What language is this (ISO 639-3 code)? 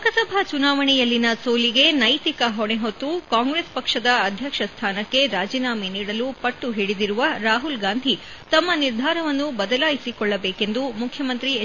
kan